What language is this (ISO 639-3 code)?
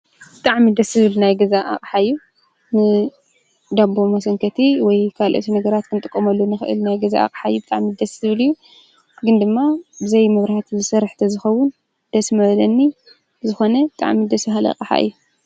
tir